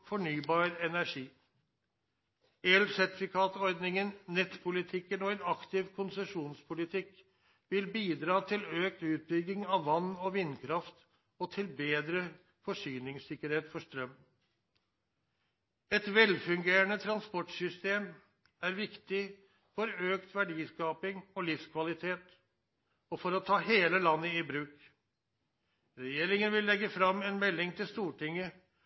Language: Norwegian Nynorsk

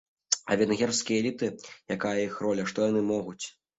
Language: Belarusian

